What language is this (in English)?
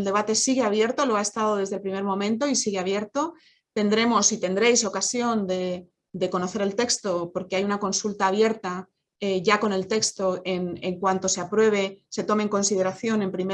Spanish